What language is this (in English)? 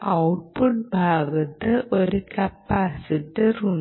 Malayalam